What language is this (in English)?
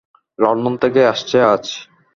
Bangla